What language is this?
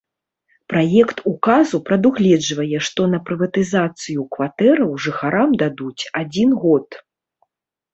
Belarusian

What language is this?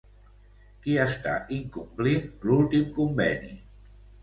Catalan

